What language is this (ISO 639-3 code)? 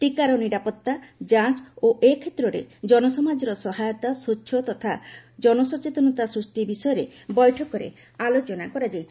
ori